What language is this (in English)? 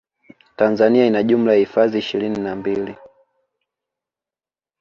Swahili